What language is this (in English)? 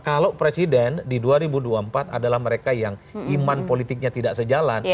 Indonesian